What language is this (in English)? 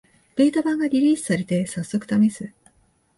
Japanese